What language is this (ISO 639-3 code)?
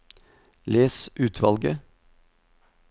nor